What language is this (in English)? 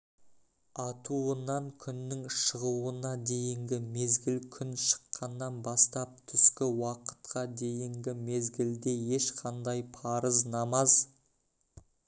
Kazakh